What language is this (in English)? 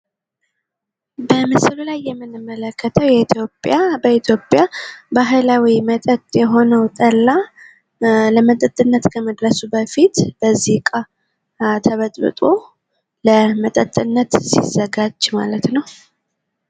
Amharic